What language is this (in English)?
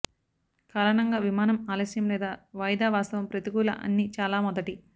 Telugu